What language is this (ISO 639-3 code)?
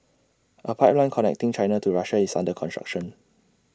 eng